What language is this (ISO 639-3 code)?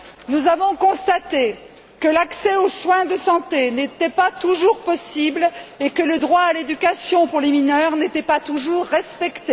fra